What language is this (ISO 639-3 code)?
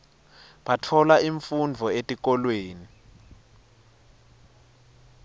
ssw